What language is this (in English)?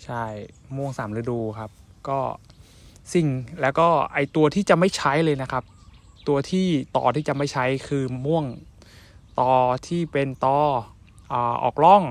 Thai